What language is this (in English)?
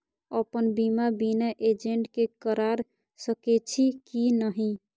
Maithili